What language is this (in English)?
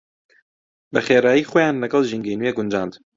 Central Kurdish